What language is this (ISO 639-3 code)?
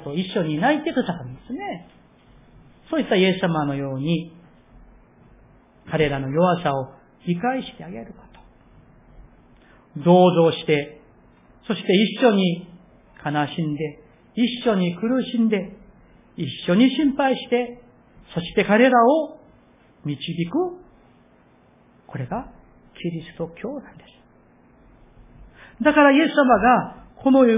jpn